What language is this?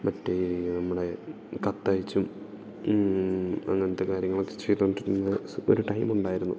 Malayalam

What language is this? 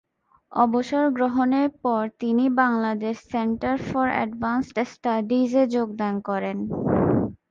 Bangla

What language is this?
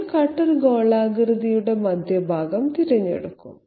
Malayalam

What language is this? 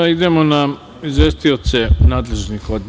Serbian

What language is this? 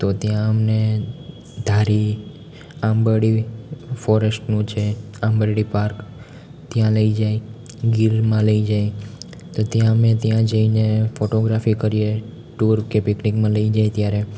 Gujarati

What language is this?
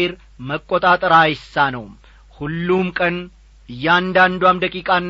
Amharic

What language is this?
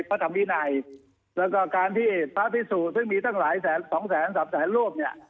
Thai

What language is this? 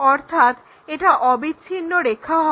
Bangla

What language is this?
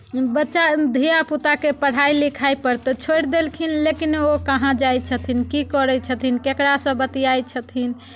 Maithili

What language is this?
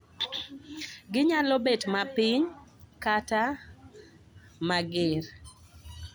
Luo (Kenya and Tanzania)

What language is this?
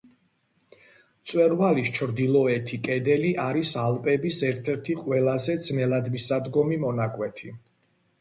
Georgian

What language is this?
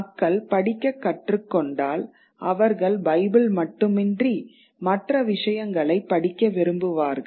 Tamil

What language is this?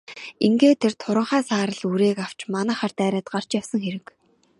Mongolian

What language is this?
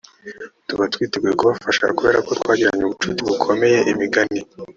Kinyarwanda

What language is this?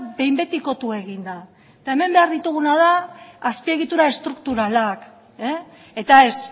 Basque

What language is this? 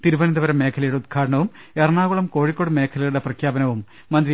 Malayalam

